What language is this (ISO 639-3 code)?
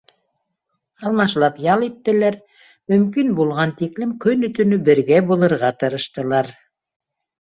bak